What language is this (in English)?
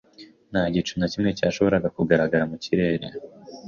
Kinyarwanda